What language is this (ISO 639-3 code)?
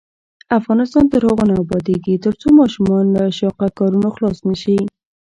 pus